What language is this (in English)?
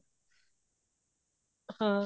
Punjabi